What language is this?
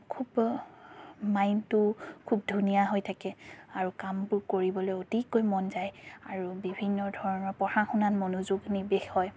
Assamese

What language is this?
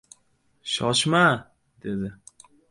Uzbek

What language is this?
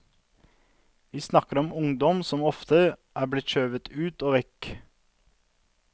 Norwegian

